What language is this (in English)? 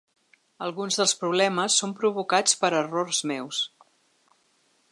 Catalan